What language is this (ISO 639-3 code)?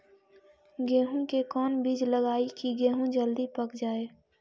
mag